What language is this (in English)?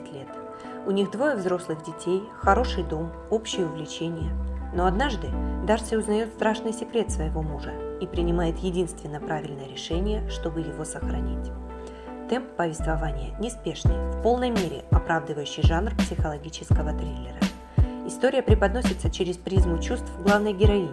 Russian